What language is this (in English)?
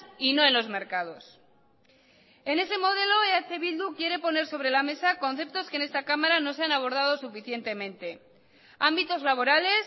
Spanish